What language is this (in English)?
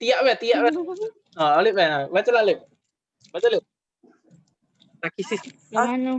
Indonesian